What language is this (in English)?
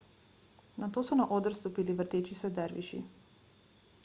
Slovenian